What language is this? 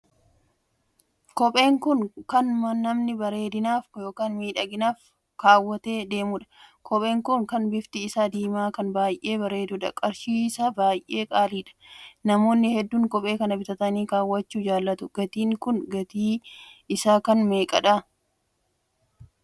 Oromo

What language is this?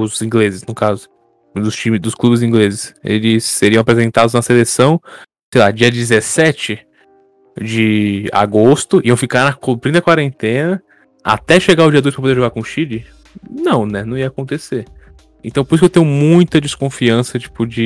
Portuguese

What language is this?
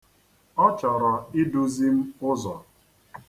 Igbo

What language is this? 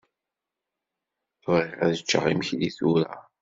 Kabyle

